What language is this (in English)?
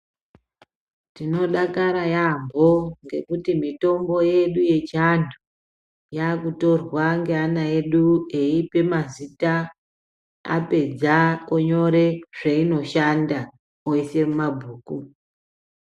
Ndau